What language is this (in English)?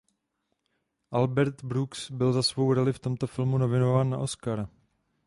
Czech